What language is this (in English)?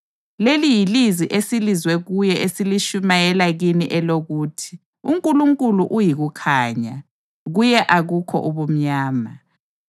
North Ndebele